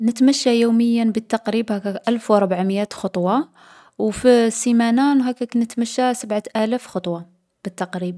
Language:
Algerian Arabic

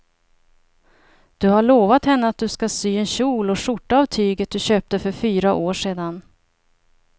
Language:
Swedish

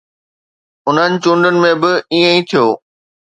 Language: Sindhi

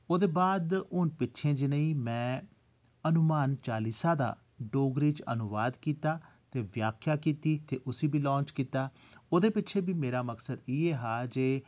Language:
Dogri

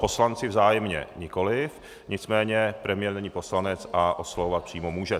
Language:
Czech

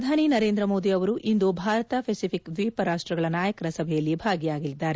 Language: Kannada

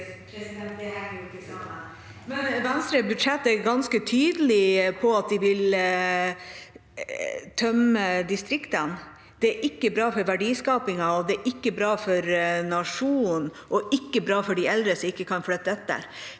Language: Norwegian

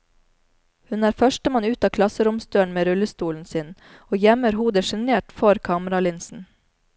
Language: Norwegian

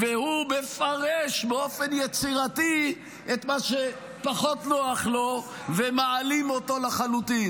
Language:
Hebrew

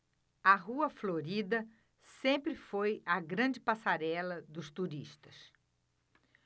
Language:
Portuguese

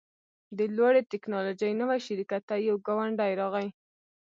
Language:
Pashto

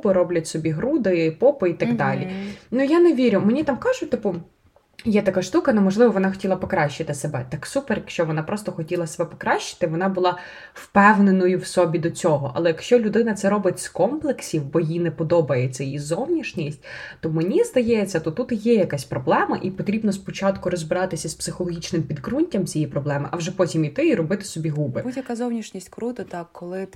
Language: Ukrainian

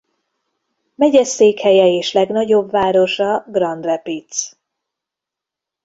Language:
Hungarian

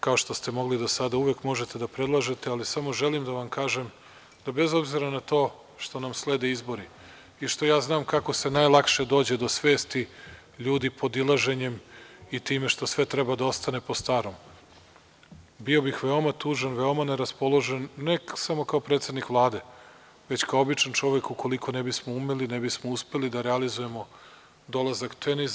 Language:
Serbian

